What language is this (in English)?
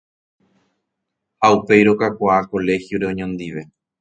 Guarani